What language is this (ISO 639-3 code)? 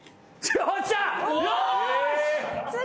jpn